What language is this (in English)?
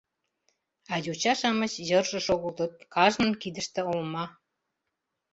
Mari